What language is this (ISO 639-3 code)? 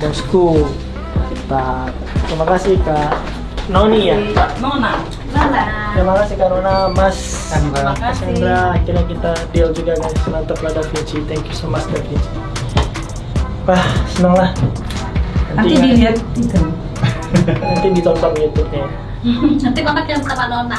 ind